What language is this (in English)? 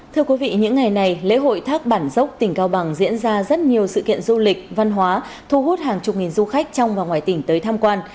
Vietnamese